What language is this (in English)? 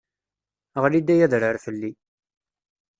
Kabyle